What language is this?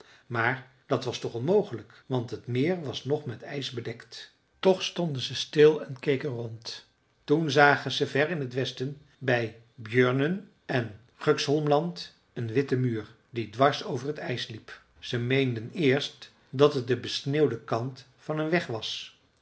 Dutch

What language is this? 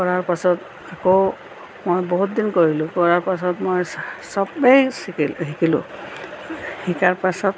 Assamese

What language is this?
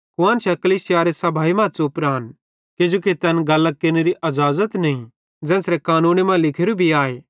Bhadrawahi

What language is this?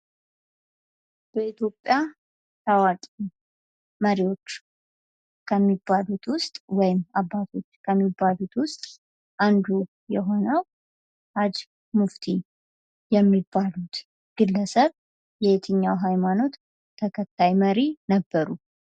Amharic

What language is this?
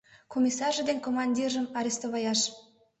Mari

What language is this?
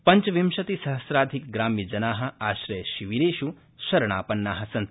Sanskrit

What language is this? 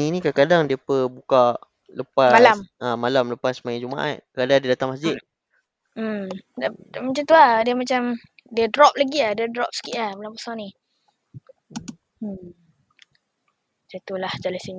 Malay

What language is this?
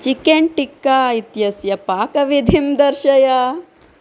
Sanskrit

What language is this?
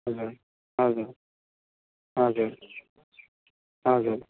Nepali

